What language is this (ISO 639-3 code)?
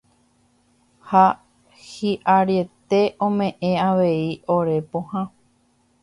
grn